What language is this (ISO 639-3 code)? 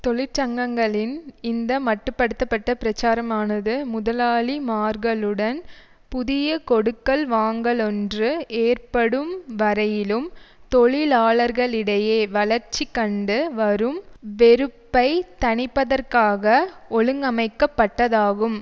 tam